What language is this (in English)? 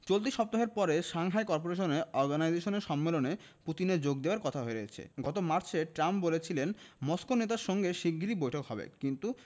Bangla